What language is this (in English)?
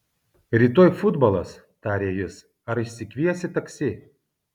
Lithuanian